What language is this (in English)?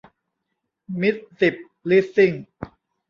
Thai